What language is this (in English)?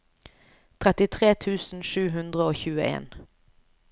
Norwegian